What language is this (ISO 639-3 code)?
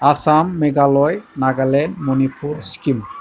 brx